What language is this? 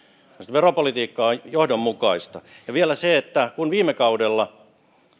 Finnish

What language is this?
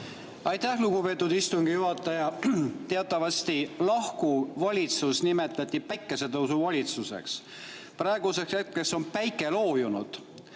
Estonian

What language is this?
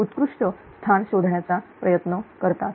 Marathi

